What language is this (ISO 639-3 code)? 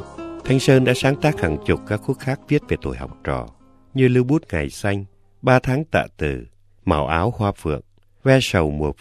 vie